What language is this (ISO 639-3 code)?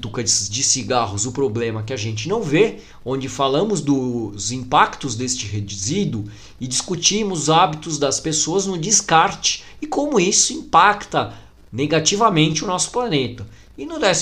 por